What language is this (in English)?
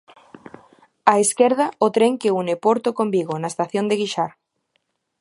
Galician